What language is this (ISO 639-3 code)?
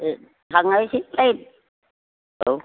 brx